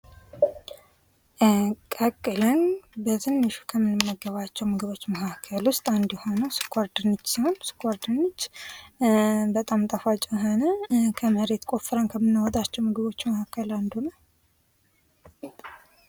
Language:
Amharic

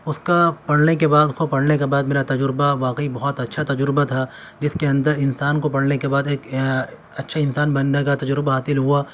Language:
Urdu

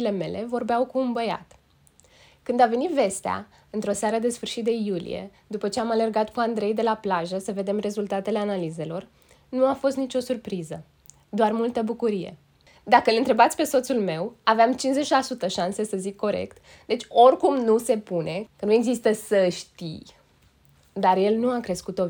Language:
Romanian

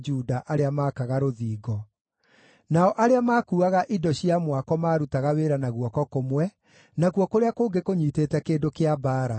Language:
Kikuyu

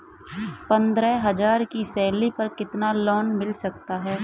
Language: Hindi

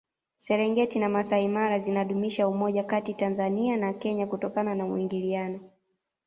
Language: Swahili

